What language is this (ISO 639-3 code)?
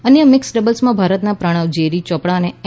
guj